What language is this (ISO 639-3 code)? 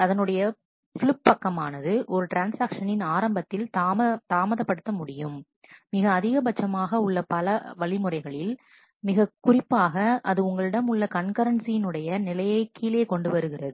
tam